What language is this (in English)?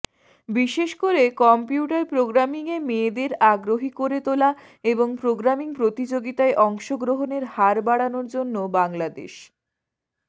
Bangla